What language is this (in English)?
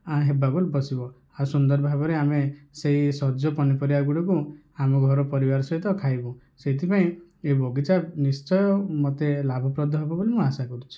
Odia